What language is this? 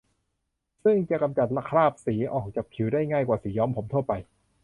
Thai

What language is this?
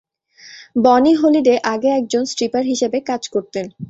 Bangla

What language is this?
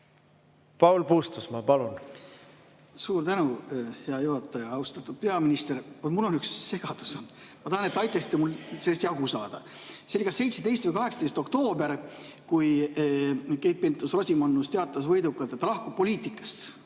Estonian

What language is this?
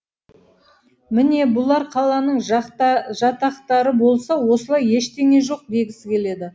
Kazakh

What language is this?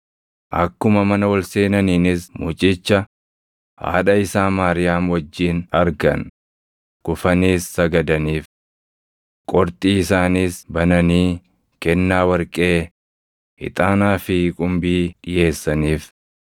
Oromo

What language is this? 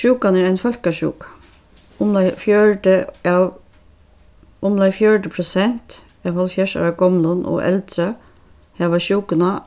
Faroese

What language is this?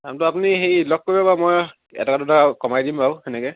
Assamese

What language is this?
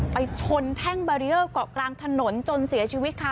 Thai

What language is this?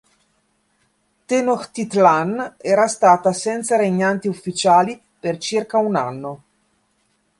Italian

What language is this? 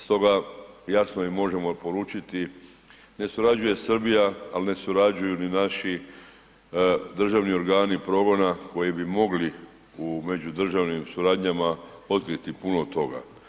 Croatian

